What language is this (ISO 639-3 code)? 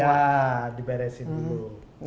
ind